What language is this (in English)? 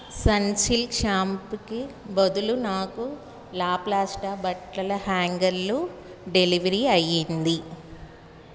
Telugu